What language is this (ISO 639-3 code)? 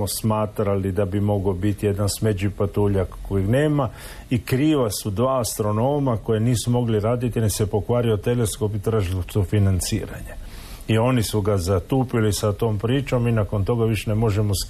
hrv